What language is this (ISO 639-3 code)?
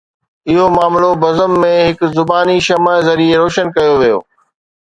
snd